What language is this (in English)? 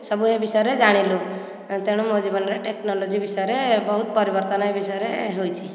Odia